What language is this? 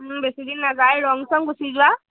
Assamese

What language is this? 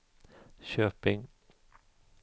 Swedish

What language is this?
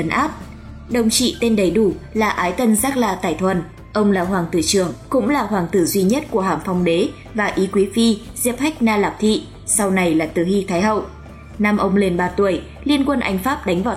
Vietnamese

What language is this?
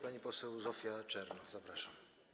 Polish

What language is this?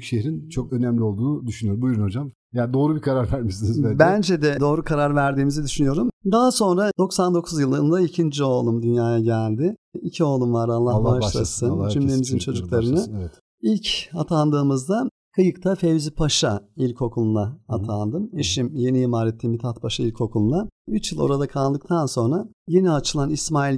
Turkish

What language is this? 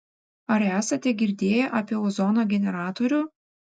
Lithuanian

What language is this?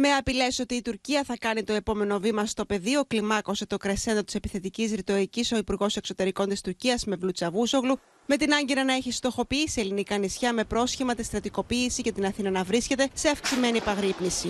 Greek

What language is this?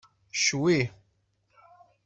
Kabyle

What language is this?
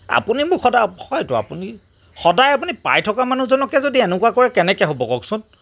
Assamese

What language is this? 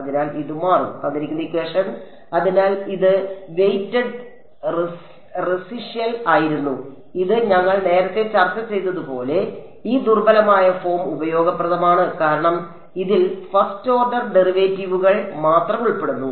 Malayalam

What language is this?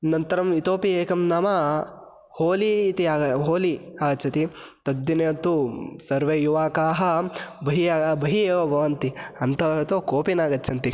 Sanskrit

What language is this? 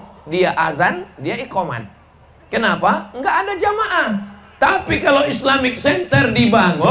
Indonesian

